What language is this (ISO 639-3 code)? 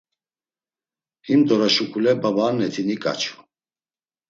lzz